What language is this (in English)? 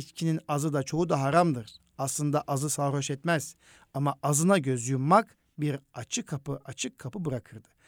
Turkish